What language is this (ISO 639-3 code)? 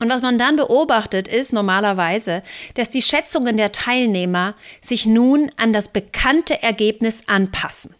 deu